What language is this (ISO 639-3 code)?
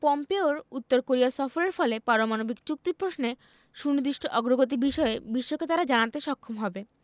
ben